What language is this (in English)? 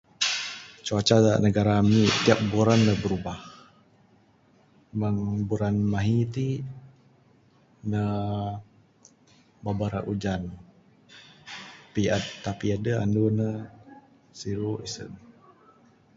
Bukar-Sadung Bidayuh